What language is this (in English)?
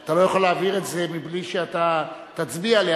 Hebrew